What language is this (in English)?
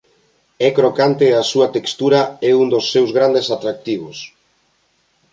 Galician